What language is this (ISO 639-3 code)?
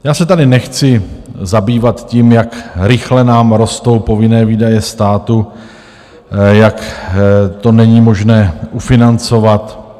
ces